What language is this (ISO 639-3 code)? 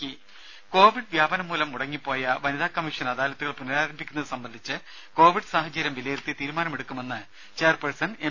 mal